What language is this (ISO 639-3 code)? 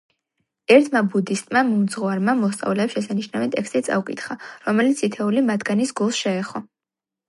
kat